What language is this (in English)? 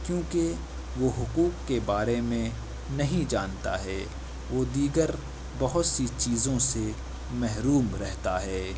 Urdu